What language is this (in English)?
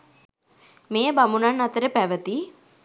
Sinhala